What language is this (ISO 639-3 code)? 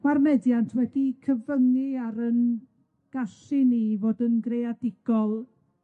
cym